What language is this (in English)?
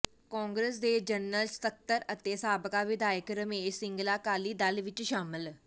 Punjabi